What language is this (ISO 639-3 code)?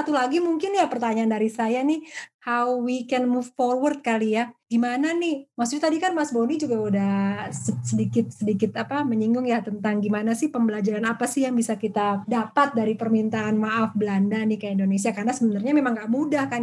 ind